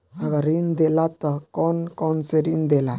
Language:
Bhojpuri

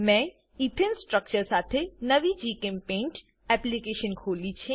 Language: Gujarati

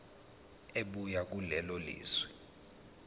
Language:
Zulu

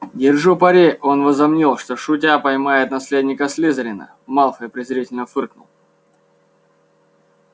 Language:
Russian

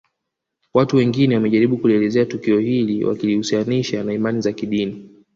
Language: Swahili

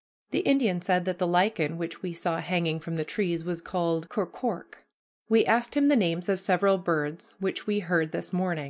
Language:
English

